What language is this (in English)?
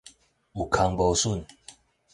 Min Nan Chinese